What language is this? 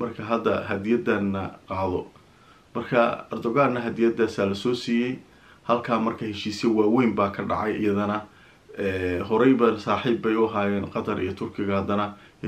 Arabic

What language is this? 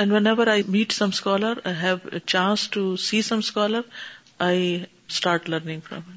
Urdu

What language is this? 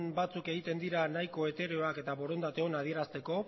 Basque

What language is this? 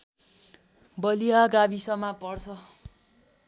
Nepali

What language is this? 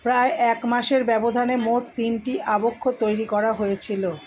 Bangla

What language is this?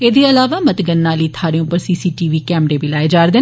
Dogri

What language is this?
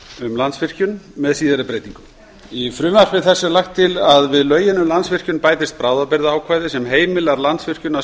Icelandic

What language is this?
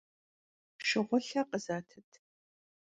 Kabardian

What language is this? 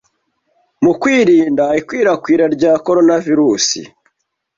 Kinyarwanda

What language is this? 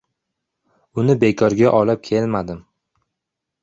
Uzbek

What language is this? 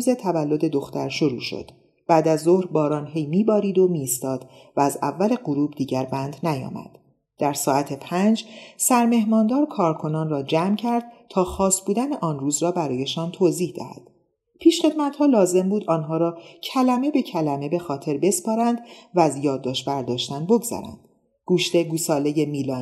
Persian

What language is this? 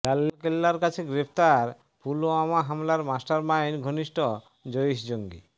Bangla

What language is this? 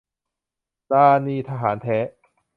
Thai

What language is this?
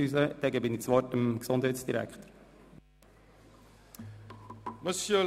Swiss German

